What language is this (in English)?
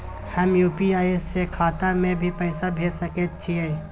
Maithili